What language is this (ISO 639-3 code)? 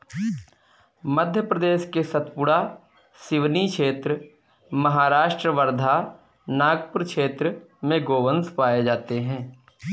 hin